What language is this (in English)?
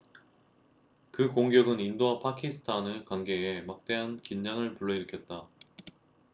Korean